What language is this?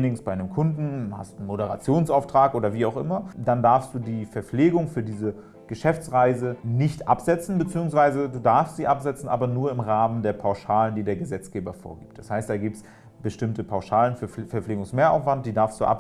German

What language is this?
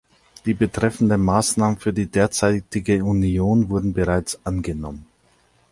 German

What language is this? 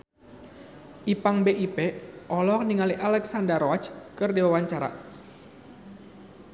Sundanese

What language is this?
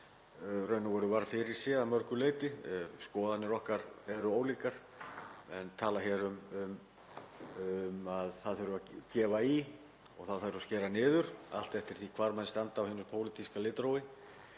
Icelandic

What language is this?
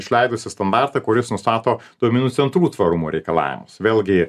Lithuanian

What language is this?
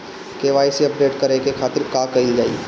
Bhojpuri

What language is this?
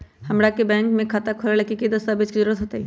Magahi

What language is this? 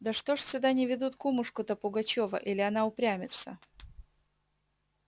Russian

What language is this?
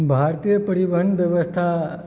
Maithili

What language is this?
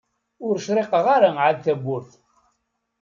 Kabyle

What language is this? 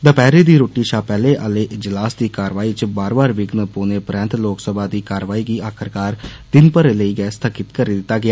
Dogri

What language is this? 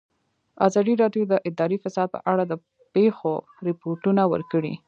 Pashto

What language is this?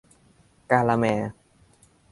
Thai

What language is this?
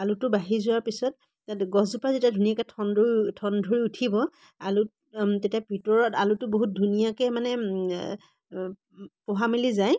Assamese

